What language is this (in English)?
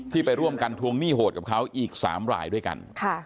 Thai